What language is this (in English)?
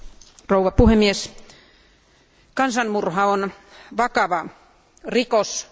Finnish